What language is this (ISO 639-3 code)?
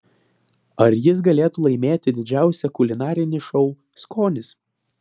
lit